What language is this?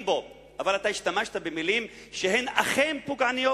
Hebrew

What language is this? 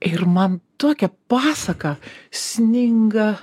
Lithuanian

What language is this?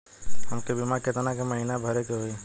Bhojpuri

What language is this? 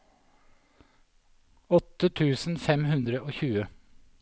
Norwegian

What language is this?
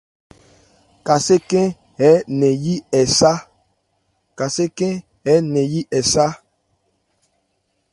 Ebrié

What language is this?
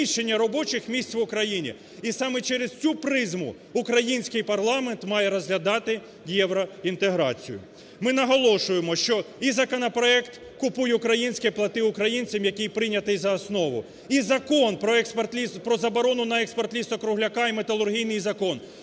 Ukrainian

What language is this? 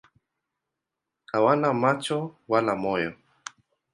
Swahili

